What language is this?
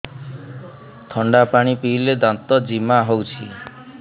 Odia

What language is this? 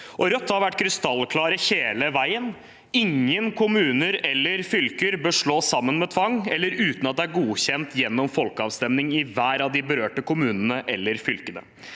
Norwegian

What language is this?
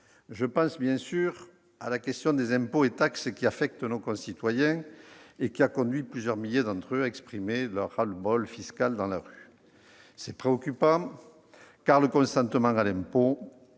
French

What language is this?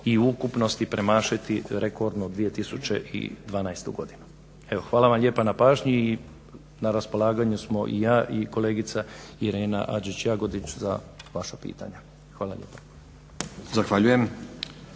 Croatian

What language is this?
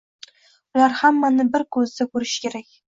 Uzbek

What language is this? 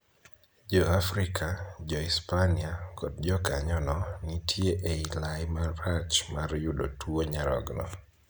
Luo (Kenya and Tanzania)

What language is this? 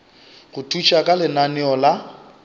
Northern Sotho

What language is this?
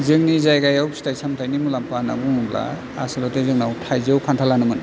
Bodo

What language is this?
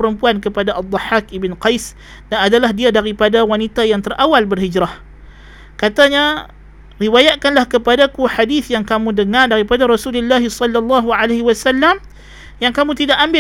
Malay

